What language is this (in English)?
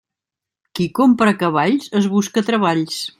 Catalan